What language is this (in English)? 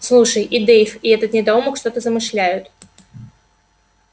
Russian